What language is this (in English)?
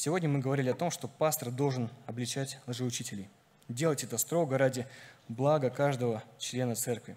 Russian